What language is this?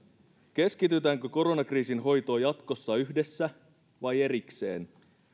Finnish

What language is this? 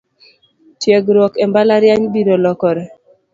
Luo (Kenya and Tanzania)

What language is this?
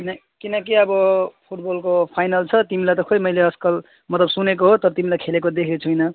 Nepali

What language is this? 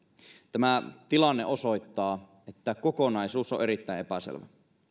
Finnish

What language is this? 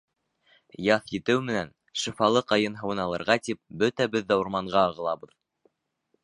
Bashkir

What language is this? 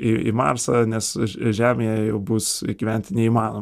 Lithuanian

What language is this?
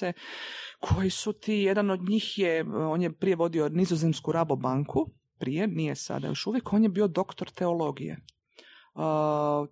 Croatian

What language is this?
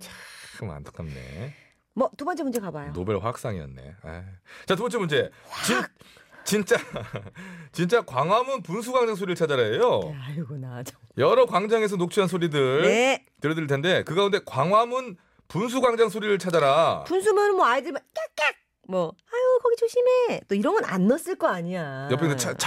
Korean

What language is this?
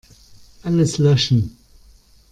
German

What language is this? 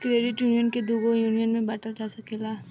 Bhojpuri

